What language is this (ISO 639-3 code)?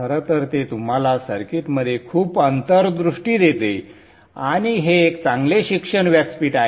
mar